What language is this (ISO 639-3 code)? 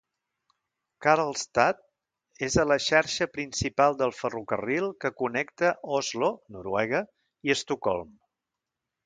cat